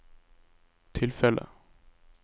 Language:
Norwegian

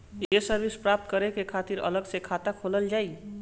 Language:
Bhojpuri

